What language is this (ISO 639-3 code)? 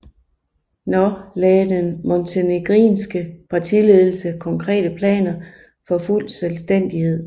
dan